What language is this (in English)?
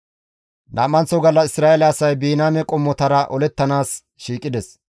Gamo